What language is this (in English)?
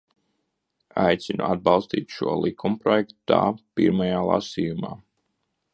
Latvian